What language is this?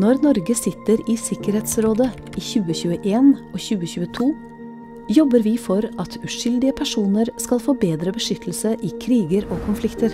Norwegian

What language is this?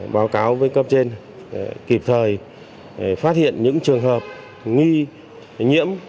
Vietnamese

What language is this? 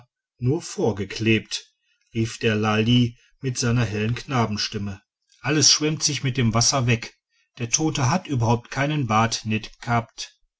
German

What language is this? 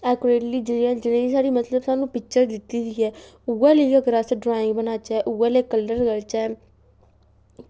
Dogri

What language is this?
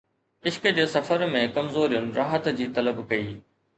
Sindhi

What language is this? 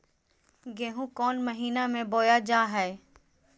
Magahi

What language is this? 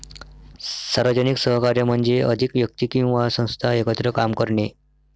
Marathi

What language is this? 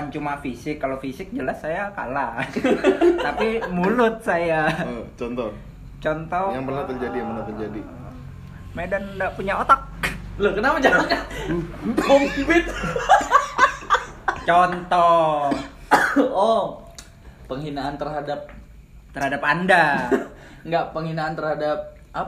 Indonesian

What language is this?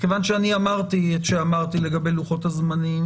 Hebrew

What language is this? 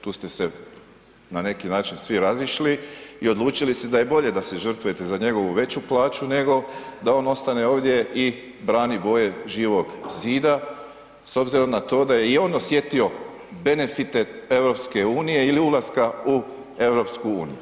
Croatian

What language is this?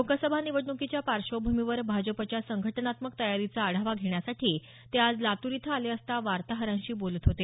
Marathi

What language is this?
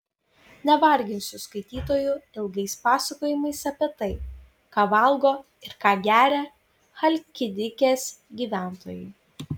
Lithuanian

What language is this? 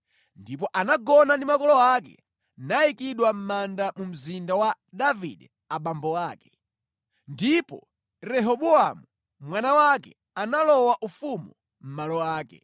Nyanja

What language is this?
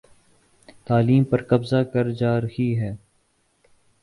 Urdu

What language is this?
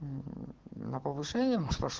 Russian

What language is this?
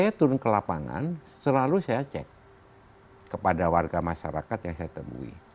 Indonesian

